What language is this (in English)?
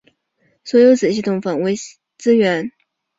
Chinese